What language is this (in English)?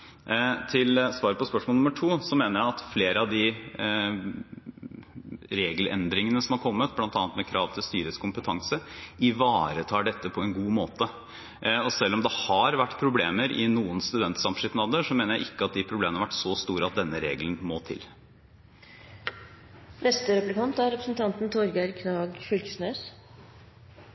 Norwegian